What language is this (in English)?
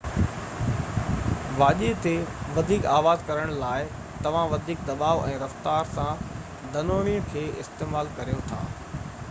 Sindhi